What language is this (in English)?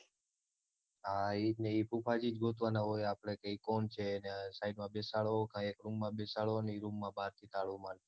Gujarati